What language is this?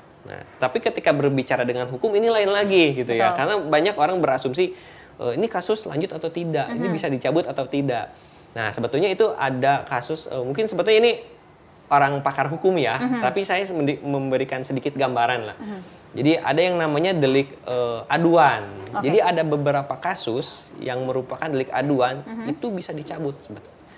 Indonesian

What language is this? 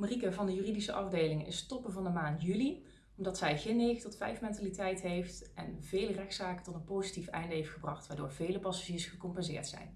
Dutch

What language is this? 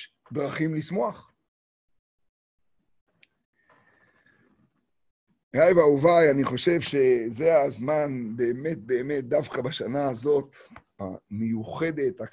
Hebrew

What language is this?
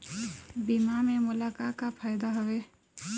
Chhattisgarhi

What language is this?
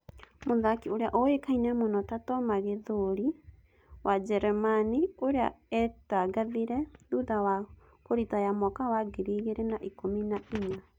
Kikuyu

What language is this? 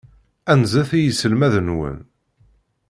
Kabyle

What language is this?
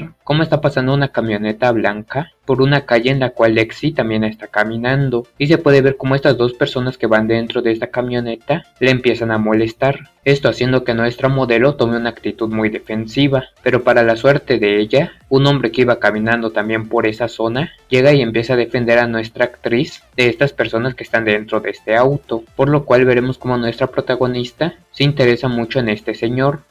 Spanish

